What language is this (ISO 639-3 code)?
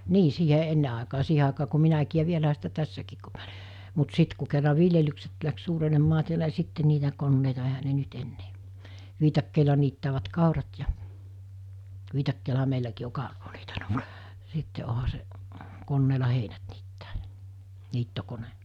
fin